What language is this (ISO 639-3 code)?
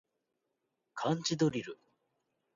jpn